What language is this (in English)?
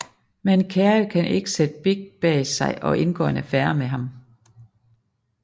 Danish